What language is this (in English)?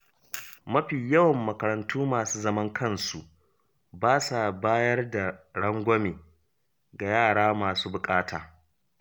Hausa